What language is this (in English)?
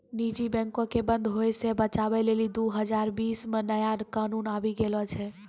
Maithili